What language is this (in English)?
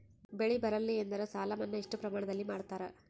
Kannada